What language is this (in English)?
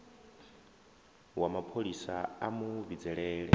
Venda